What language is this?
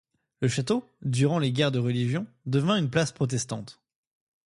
French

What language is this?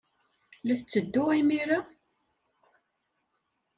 Kabyle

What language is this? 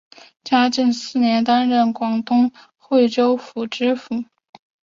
Chinese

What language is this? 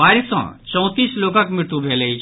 Maithili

